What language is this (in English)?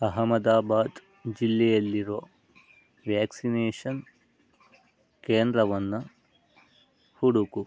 Kannada